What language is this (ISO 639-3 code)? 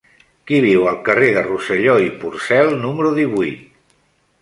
cat